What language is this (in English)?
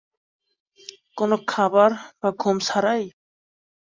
Bangla